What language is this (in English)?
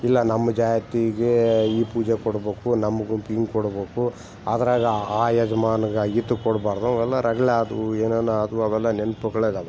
Kannada